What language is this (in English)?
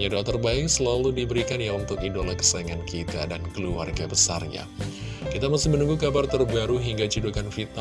Indonesian